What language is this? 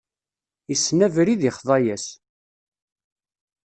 Kabyle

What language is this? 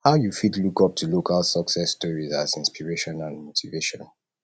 Nigerian Pidgin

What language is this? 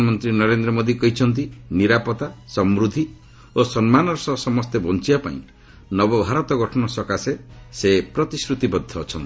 Odia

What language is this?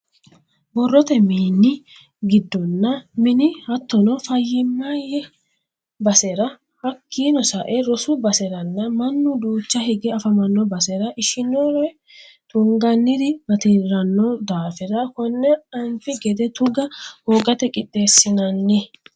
Sidamo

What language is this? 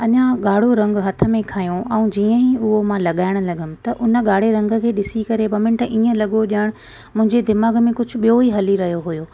Sindhi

